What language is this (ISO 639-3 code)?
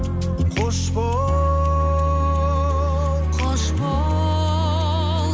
kaz